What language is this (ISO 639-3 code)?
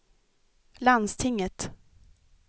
swe